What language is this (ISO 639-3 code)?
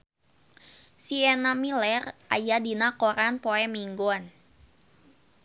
sun